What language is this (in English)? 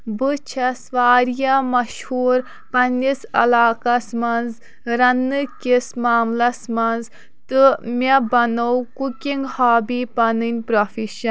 Kashmiri